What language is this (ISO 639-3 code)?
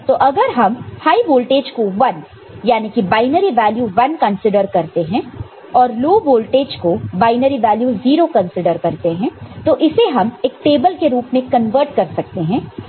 hin